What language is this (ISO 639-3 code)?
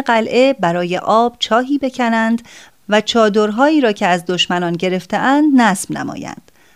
fas